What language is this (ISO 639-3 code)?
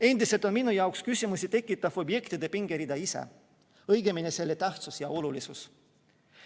est